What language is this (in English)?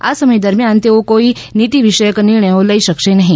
Gujarati